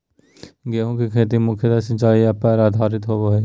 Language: Magahi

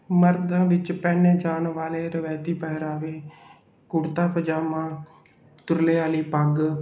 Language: Punjabi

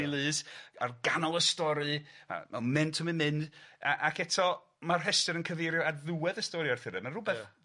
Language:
Welsh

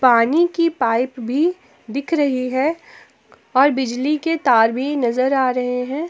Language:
Hindi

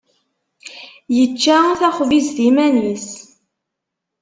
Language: Kabyle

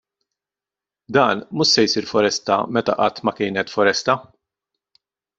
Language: Maltese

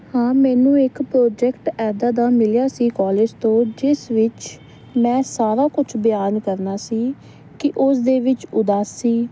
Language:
Punjabi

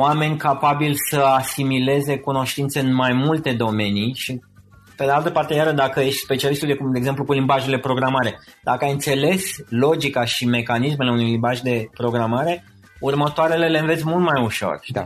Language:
Romanian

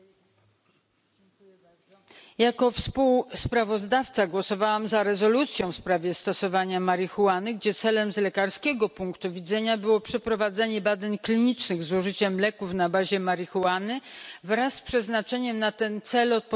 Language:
Polish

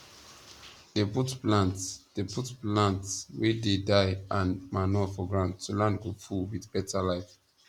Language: Nigerian Pidgin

